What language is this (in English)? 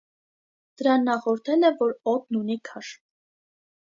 Armenian